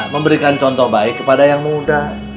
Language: Indonesian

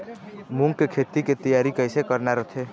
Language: Chhattisgarhi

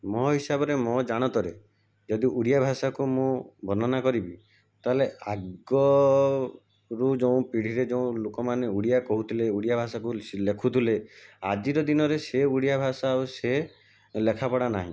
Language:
Odia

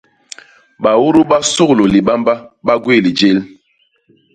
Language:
Basaa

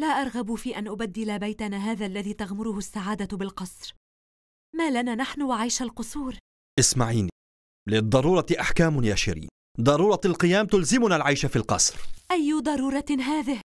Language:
Arabic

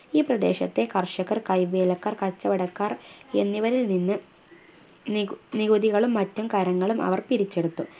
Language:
Malayalam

